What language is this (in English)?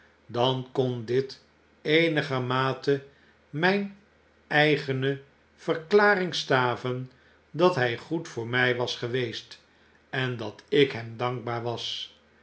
Dutch